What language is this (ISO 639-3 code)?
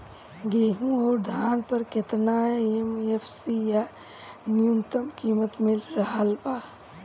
bho